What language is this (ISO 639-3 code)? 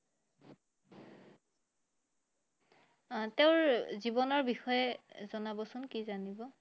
asm